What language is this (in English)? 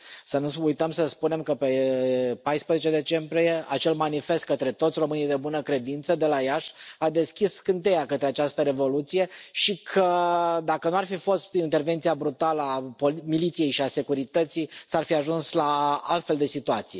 Romanian